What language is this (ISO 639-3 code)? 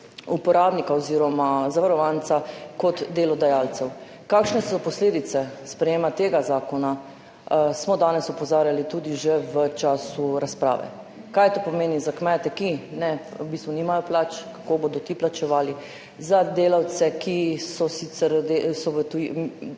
slv